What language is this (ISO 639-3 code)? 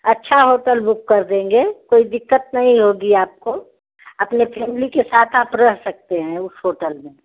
hin